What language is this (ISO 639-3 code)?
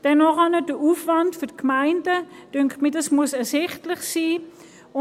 gsw